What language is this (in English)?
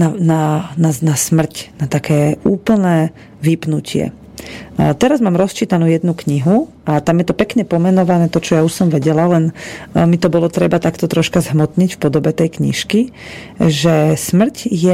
Slovak